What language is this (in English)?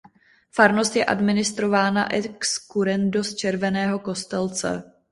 Czech